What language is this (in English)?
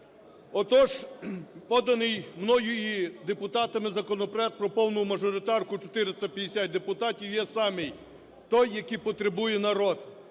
Ukrainian